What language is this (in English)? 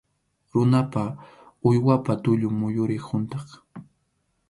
Arequipa-La Unión Quechua